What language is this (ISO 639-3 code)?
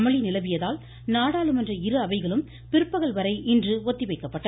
tam